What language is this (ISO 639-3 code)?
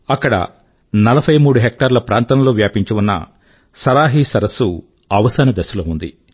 tel